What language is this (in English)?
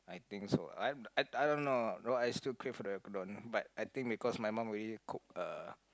English